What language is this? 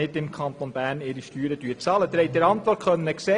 Swiss German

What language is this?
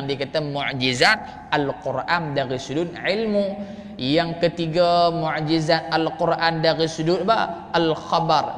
Malay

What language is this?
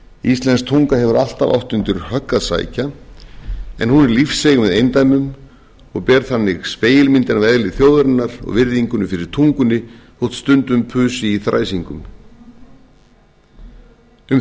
Icelandic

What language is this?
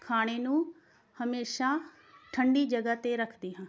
Punjabi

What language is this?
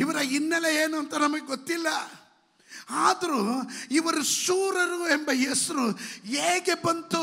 Kannada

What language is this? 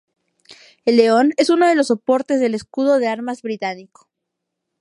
Spanish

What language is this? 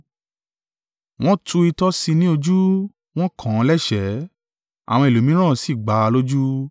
Yoruba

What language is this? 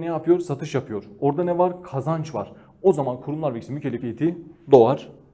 Turkish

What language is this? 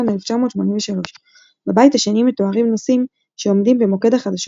Hebrew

